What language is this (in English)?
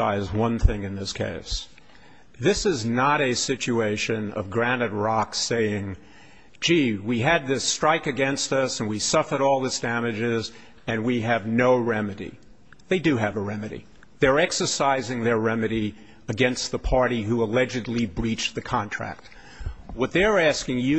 English